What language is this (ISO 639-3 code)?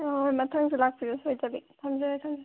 mni